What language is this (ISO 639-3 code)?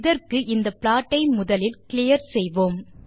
tam